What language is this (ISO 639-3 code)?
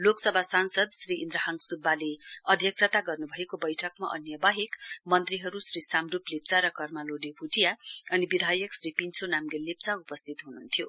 nep